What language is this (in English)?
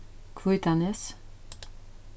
Faroese